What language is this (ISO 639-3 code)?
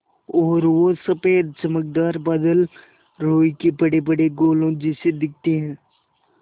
hin